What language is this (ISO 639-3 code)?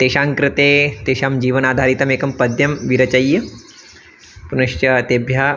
san